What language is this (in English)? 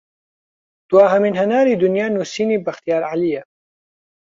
Central Kurdish